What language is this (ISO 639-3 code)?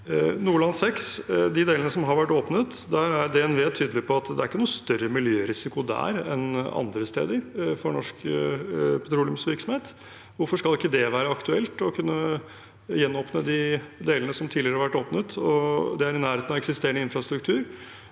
nor